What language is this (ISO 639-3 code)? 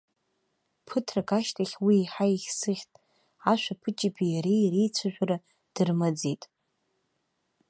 abk